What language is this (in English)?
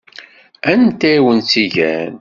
Kabyle